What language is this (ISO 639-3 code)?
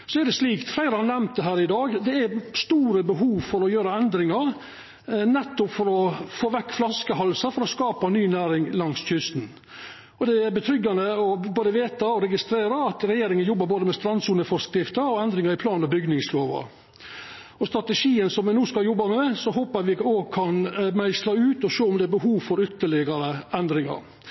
nno